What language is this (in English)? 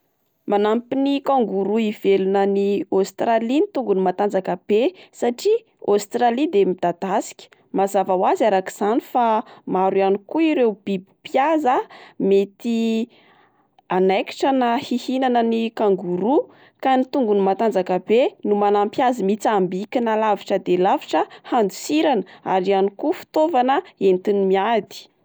Malagasy